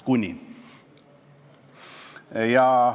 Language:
Estonian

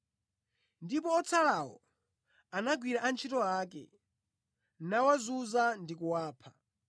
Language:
Nyanja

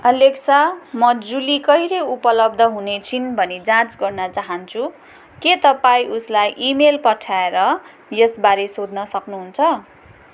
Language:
Nepali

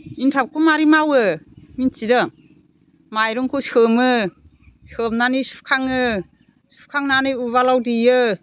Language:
Bodo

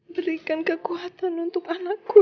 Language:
Indonesian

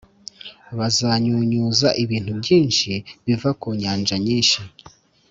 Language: Kinyarwanda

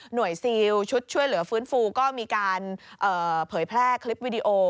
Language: Thai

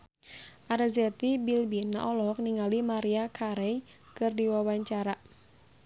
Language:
Sundanese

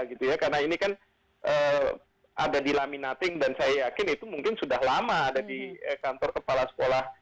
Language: Indonesian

